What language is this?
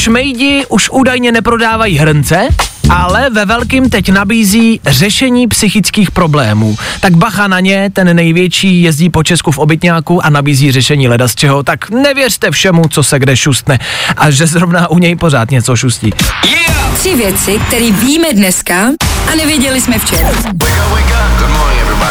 Czech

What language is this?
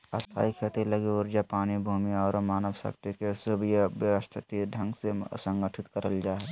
Magahi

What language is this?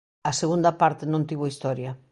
Galician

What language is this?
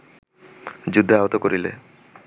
Bangla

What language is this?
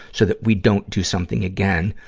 English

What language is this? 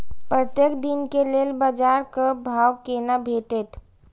Maithili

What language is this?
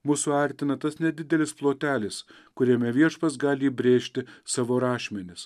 Lithuanian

